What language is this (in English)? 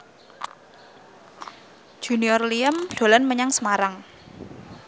Javanese